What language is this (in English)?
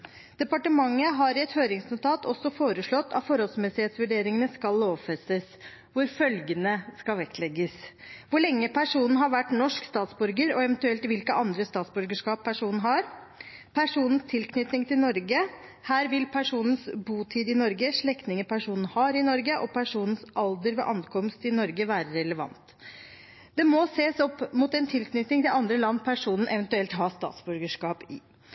Norwegian Bokmål